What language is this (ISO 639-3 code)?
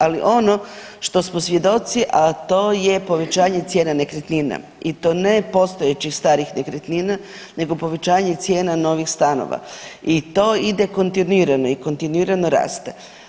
hrv